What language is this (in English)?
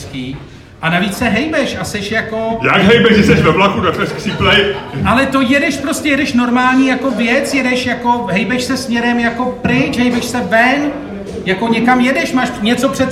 Czech